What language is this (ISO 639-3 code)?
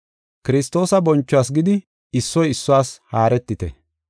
gof